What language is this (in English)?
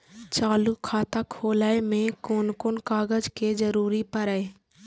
Maithili